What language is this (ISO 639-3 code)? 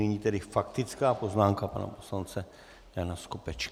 ces